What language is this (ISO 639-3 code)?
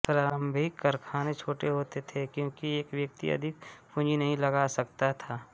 hin